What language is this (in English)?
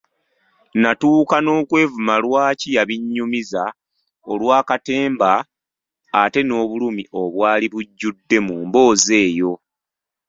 Ganda